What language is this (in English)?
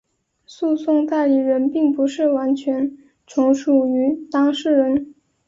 Chinese